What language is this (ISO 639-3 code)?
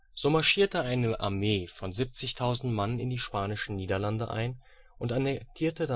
deu